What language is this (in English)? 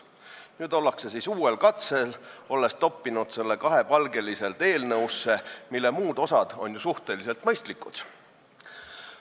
Estonian